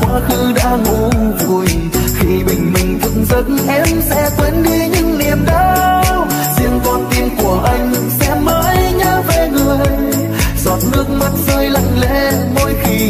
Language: Vietnamese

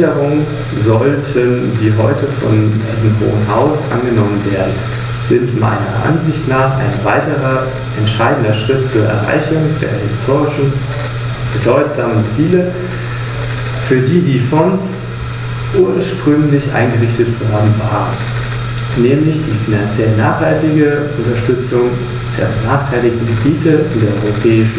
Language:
German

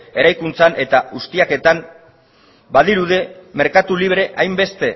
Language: Basque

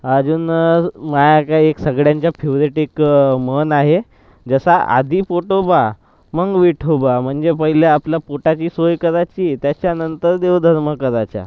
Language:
Marathi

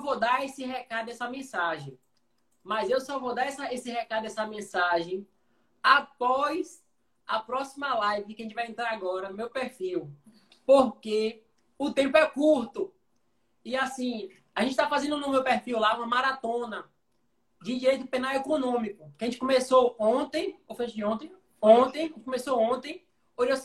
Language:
Portuguese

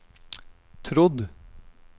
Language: Norwegian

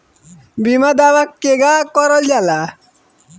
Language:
Bhojpuri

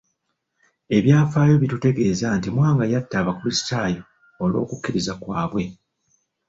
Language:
Ganda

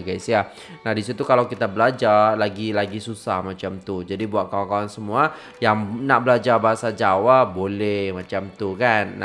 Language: Indonesian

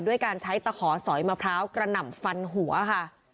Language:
Thai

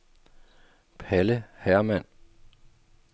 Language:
Danish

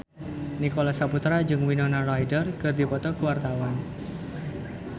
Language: Sundanese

